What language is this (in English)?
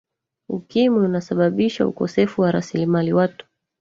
Swahili